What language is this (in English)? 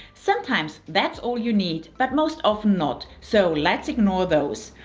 English